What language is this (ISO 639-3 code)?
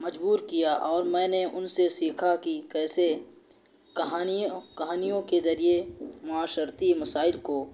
urd